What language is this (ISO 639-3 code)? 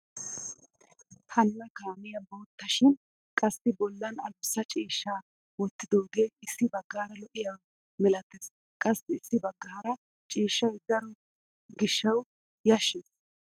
wal